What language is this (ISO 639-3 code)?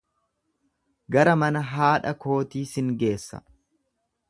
orm